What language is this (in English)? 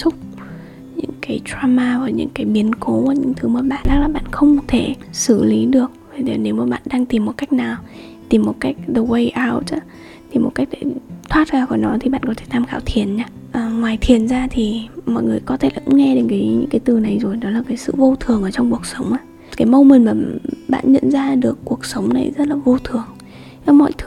Vietnamese